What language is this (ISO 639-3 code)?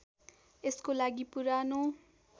nep